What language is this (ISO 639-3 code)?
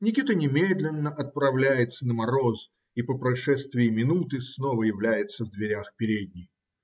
rus